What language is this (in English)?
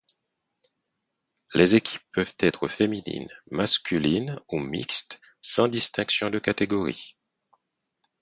French